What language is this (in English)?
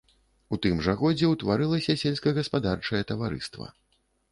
Belarusian